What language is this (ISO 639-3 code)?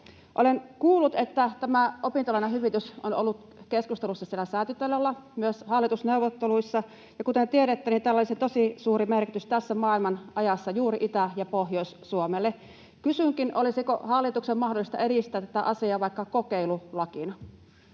fin